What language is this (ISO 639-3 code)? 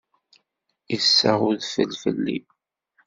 kab